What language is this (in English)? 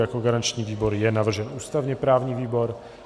Czech